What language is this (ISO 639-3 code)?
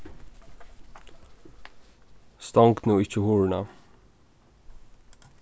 fao